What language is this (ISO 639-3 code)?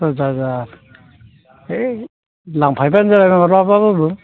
brx